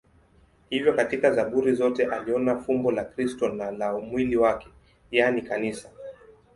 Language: Swahili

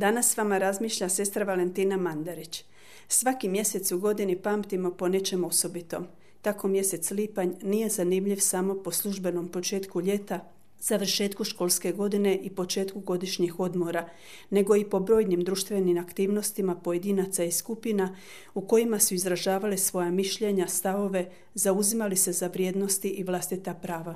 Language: Croatian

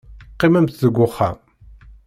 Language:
Kabyle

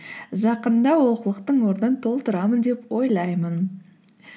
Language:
Kazakh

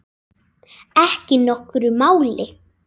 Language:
Icelandic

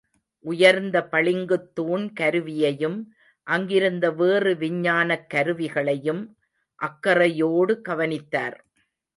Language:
Tamil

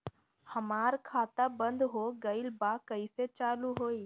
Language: Bhojpuri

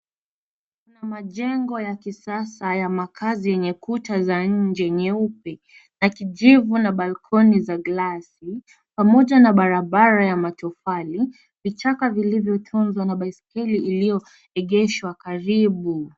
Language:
Swahili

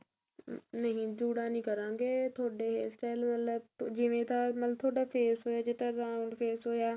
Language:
Punjabi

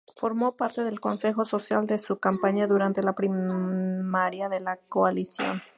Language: Spanish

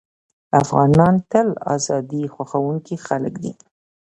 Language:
Pashto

